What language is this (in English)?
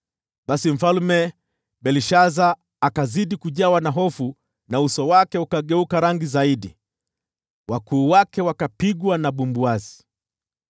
Swahili